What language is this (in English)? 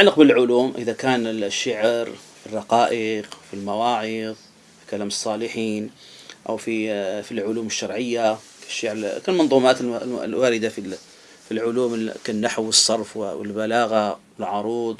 Arabic